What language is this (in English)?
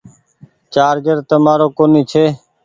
Goaria